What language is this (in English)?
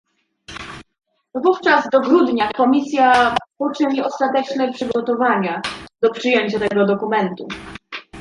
Polish